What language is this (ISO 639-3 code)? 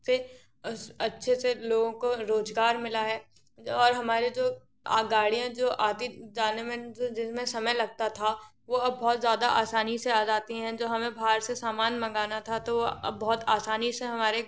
hin